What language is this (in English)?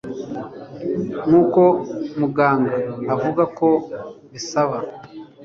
Kinyarwanda